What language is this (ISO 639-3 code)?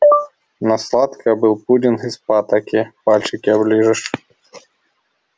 rus